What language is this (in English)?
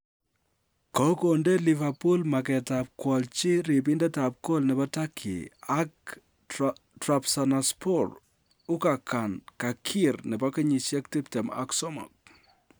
Kalenjin